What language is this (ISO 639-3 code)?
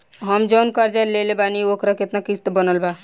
bho